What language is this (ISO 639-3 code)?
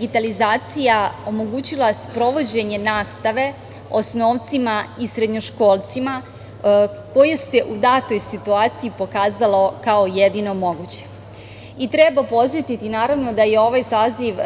srp